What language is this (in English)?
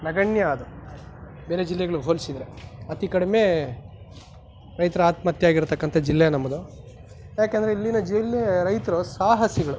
Kannada